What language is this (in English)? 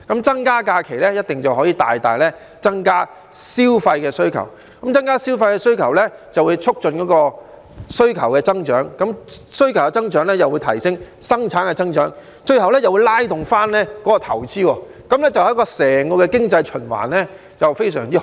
Cantonese